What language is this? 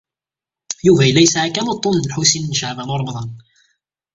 Kabyle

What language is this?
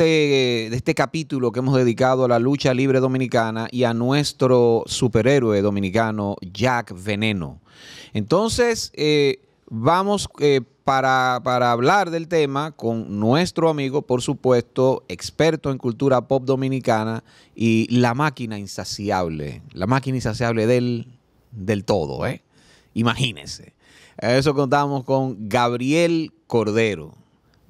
Spanish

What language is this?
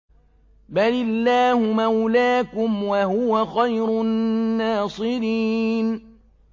Arabic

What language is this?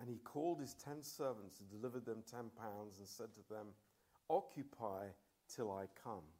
Romanian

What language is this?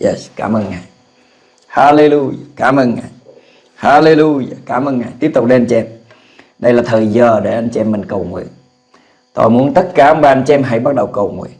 Vietnamese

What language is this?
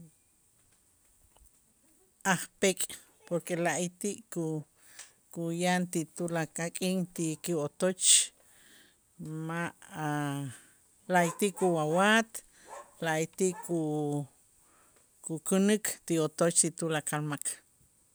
Itzá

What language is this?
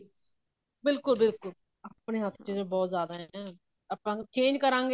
Punjabi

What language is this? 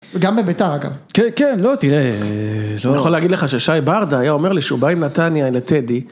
Hebrew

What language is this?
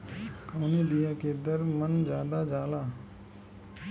Bhojpuri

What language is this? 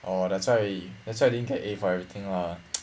English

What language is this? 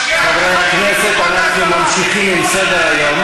Hebrew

